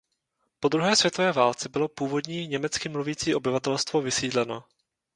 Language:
Czech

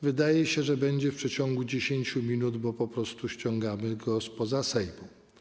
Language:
Polish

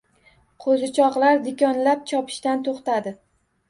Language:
Uzbek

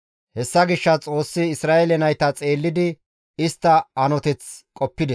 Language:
Gamo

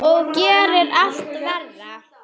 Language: Icelandic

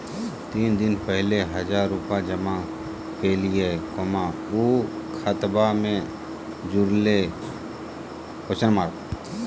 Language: Magahi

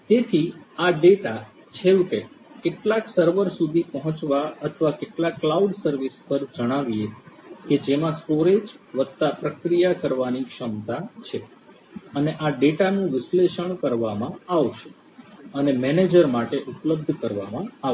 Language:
Gujarati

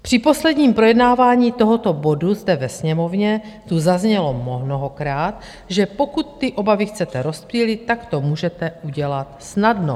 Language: Czech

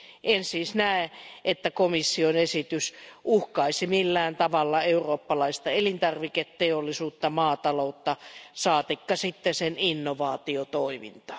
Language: Finnish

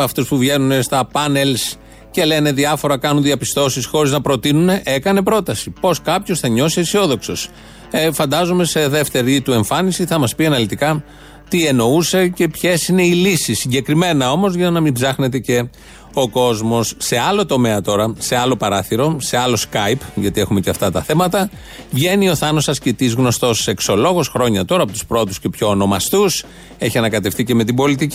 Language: Greek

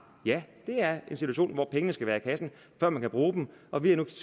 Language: Danish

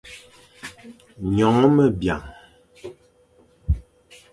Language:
Fang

